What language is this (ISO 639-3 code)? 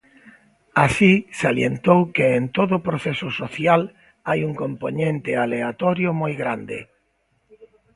glg